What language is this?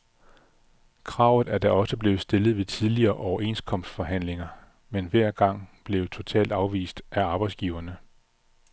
Danish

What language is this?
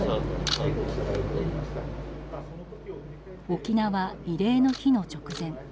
Japanese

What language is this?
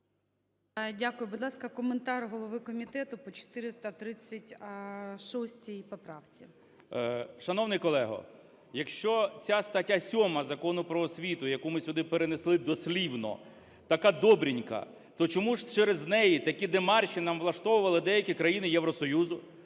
Ukrainian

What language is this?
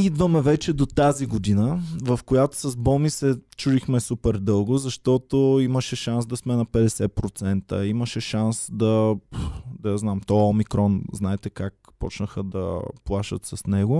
Bulgarian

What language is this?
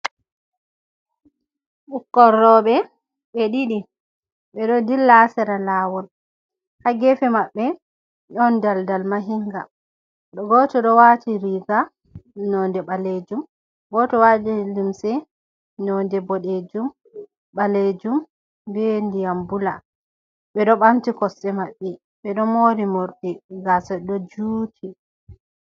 Fula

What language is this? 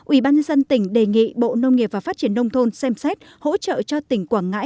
Vietnamese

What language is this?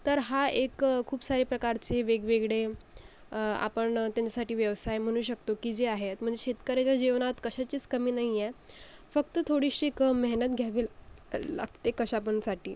Marathi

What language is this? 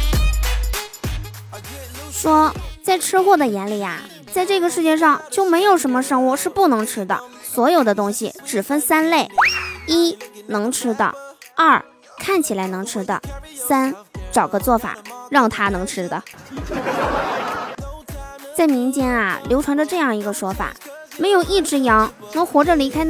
Chinese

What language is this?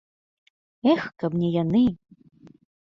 Belarusian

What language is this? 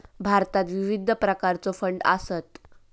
Marathi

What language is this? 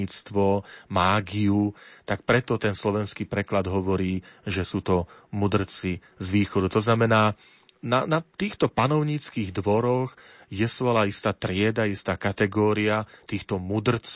Slovak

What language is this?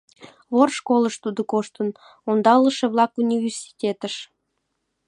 Mari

